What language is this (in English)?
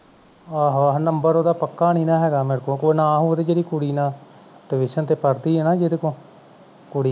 Punjabi